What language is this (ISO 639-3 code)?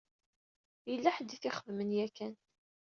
kab